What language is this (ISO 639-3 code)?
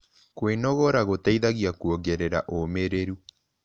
kik